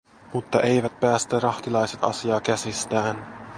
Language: Finnish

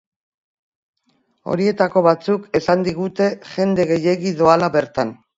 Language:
Basque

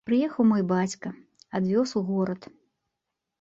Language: Belarusian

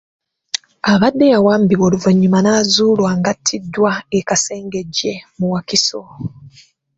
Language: Ganda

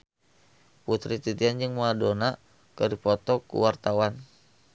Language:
Sundanese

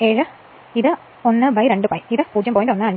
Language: Malayalam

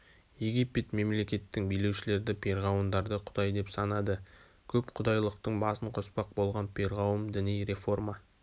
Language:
Kazakh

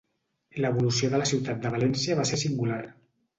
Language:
Catalan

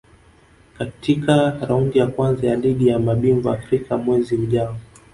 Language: Swahili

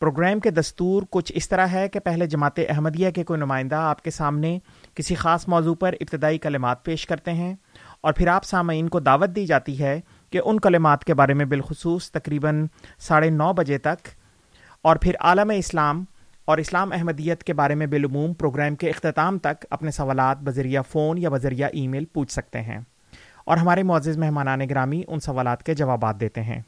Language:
Urdu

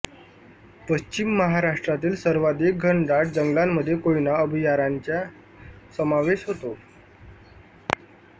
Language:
Marathi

